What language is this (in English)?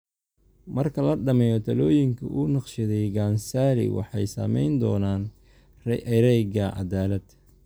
Somali